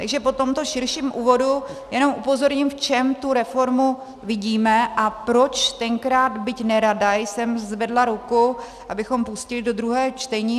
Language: Czech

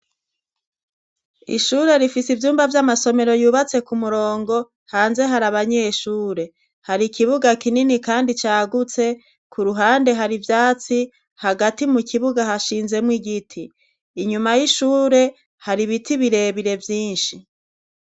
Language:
Rundi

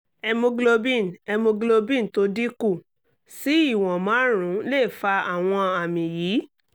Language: Yoruba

